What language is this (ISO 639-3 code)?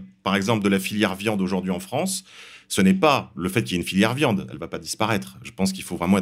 fra